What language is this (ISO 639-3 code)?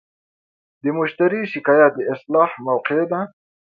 pus